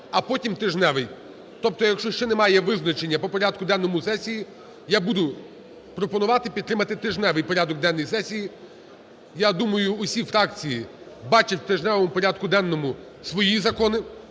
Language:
Ukrainian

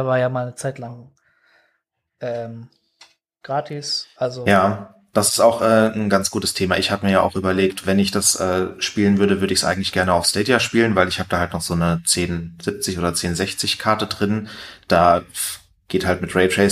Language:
German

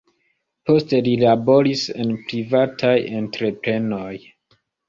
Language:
Esperanto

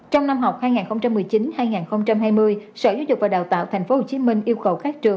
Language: Vietnamese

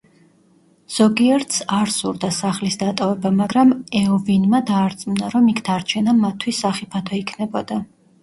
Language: Georgian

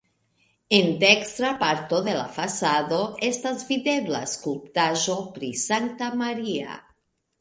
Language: Esperanto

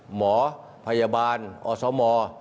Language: Thai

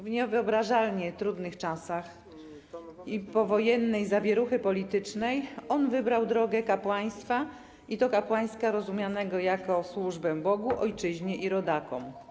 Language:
Polish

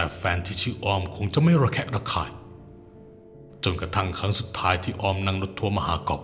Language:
Thai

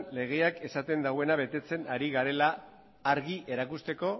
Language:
Basque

